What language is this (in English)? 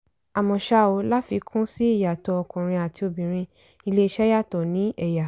Yoruba